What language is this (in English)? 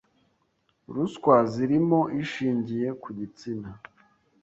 Kinyarwanda